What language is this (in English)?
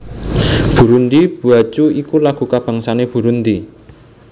Javanese